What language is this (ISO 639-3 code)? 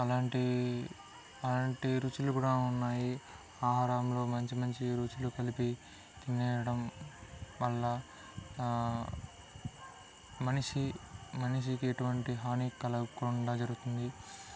tel